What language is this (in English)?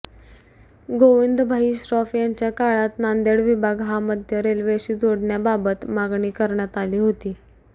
Marathi